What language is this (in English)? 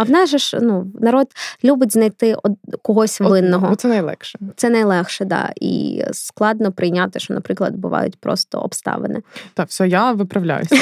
Ukrainian